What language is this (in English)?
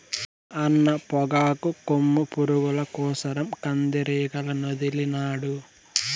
Telugu